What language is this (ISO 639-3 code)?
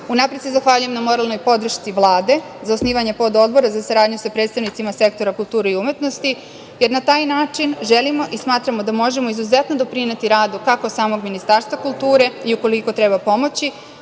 srp